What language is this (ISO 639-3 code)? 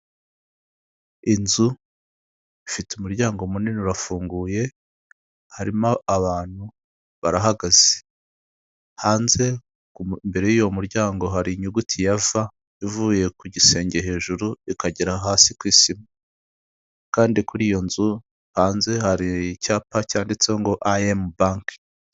kin